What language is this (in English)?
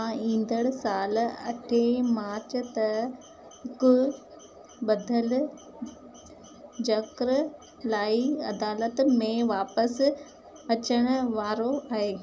Sindhi